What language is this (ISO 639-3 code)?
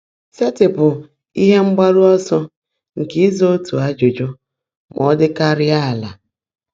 ibo